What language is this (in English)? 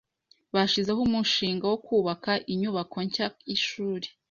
Kinyarwanda